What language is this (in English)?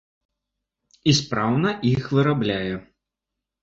Belarusian